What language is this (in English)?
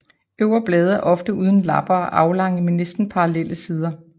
Danish